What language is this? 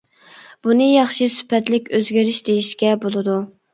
Uyghur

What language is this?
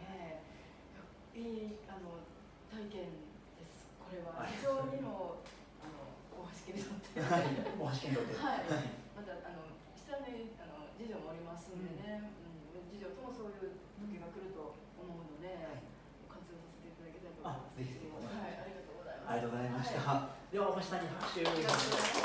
Japanese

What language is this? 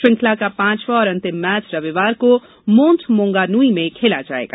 Hindi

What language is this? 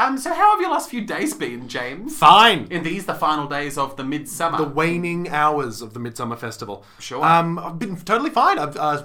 English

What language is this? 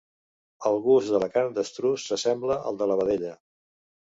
Catalan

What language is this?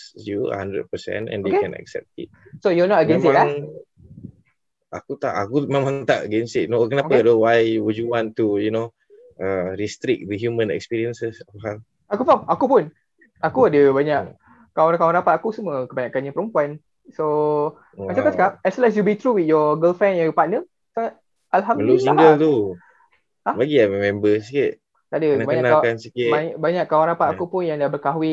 Malay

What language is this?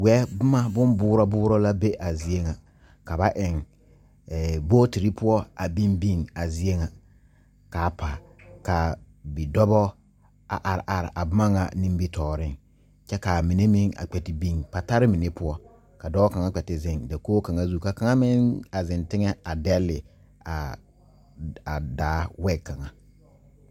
Southern Dagaare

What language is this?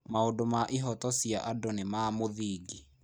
Kikuyu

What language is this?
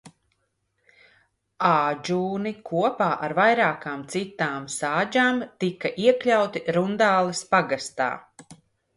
Latvian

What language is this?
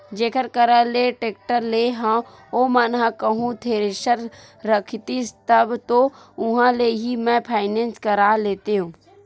Chhattisgarhi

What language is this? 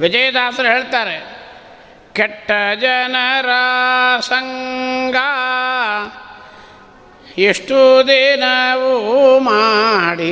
Kannada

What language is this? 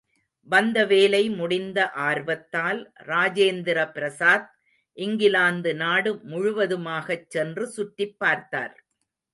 Tamil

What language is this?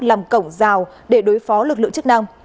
Vietnamese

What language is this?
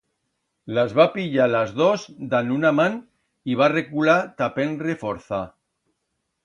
Aragonese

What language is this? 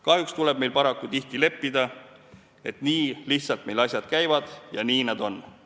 Estonian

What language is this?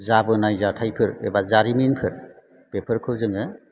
Bodo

